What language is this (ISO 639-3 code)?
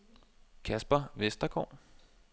dan